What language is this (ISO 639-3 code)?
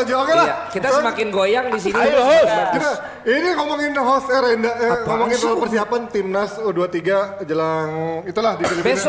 ind